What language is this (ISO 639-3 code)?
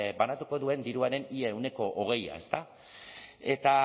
eus